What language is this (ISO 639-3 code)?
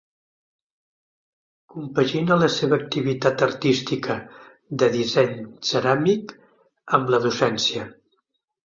cat